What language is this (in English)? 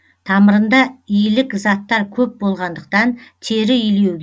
Kazakh